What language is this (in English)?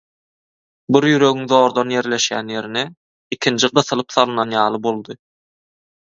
Turkmen